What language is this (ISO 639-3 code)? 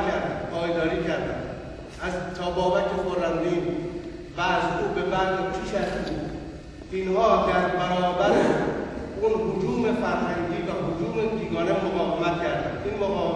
fas